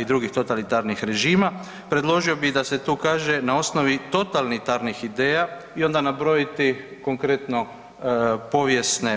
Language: Croatian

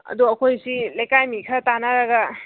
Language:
Manipuri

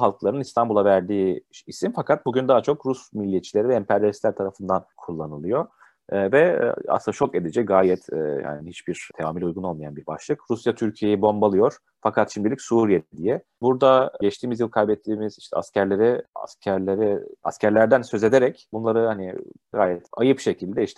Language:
Turkish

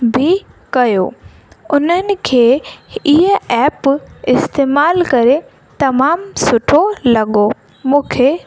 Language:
Sindhi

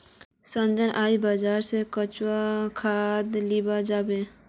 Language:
Magahi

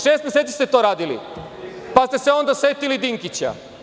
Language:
Serbian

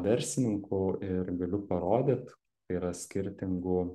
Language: Lithuanian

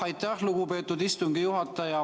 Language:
Estonian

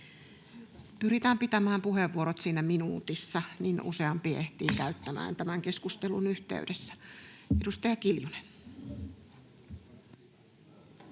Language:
Finnish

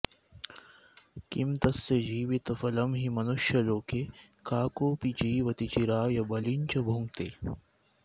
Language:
Sanskrit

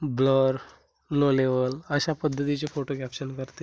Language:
Marathi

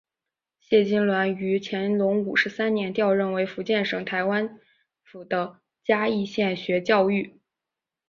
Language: Chinese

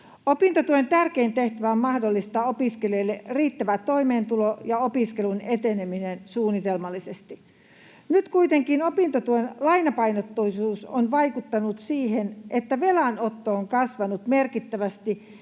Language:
Finnish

